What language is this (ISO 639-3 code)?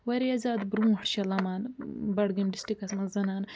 kas